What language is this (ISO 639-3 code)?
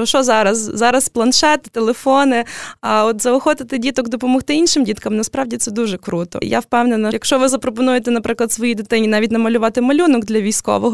ukr